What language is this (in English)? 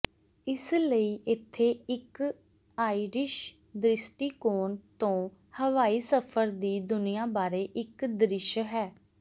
Punjabi